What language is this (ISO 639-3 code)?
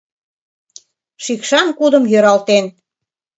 chm